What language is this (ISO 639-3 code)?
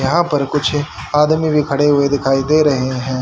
hin